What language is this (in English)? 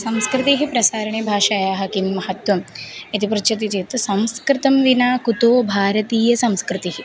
Sanskrit